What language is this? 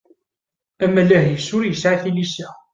Kabyle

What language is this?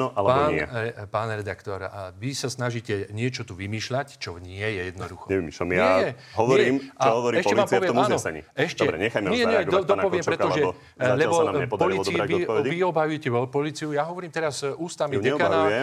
Slovak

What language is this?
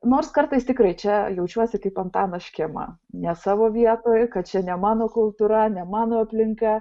Lithuanian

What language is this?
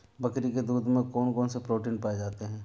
Hindi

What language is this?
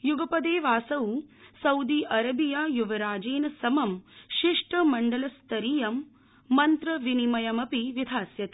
Sanskrit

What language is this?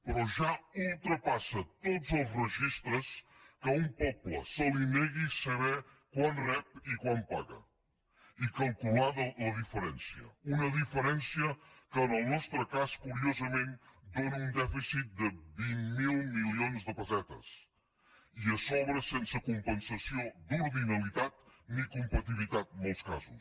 Catalan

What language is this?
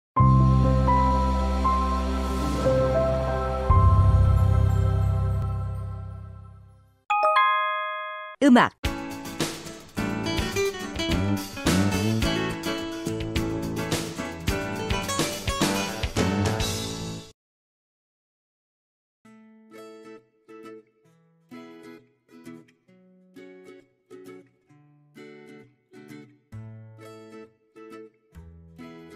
Korean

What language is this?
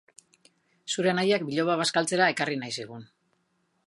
Basque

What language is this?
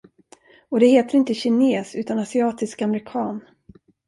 Swedish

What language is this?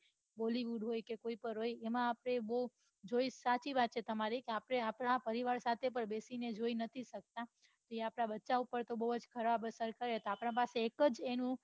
Gujarati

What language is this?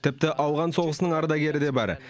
Kazakh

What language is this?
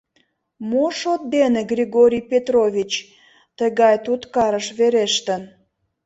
Mari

